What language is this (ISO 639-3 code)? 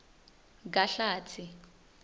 ssw